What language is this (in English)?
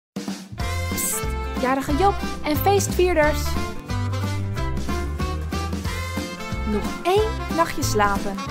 Dutch